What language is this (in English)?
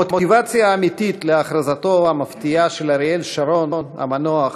Hebrew